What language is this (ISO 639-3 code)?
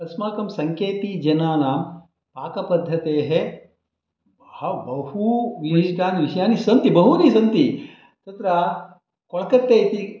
san